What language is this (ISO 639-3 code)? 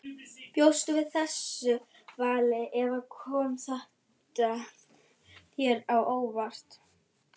isl